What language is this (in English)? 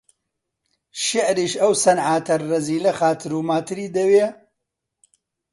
Central Kurdish